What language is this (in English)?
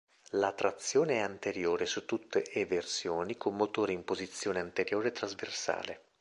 Italian